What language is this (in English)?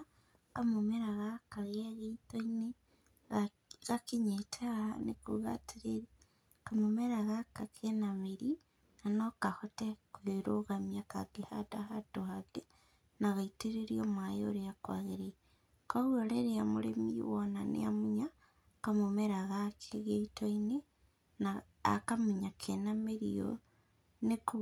Kikuyu